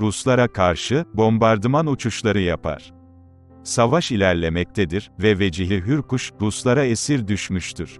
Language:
Turkish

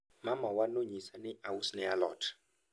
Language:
Luo (Kenya and Tanzania)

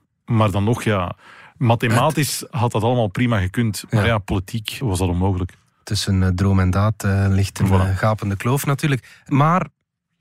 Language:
Dutch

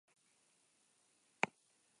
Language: Basque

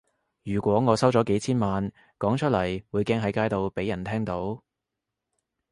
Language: Cantonese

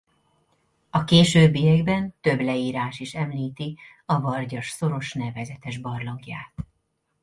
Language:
Hungarian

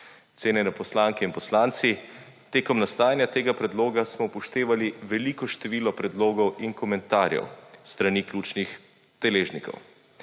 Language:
Slovenian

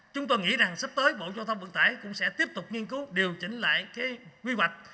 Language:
Vietnamese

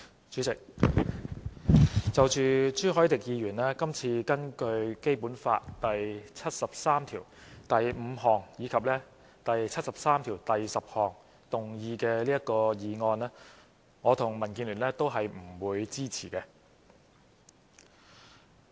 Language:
Cantonese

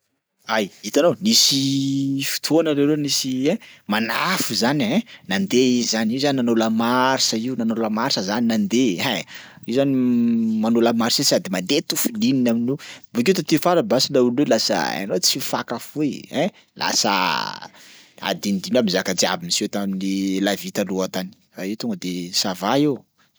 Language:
Sakalava Malagasy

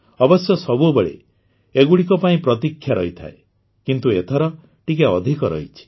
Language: Odia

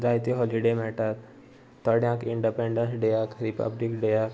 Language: Konkani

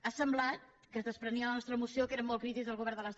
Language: Catalan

